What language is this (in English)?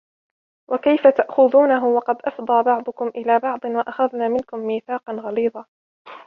Arabic